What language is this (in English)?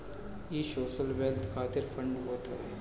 Bhojpuri